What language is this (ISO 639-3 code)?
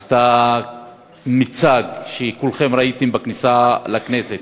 heb